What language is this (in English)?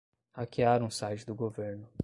Portuguese